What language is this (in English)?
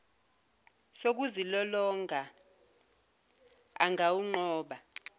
Zulu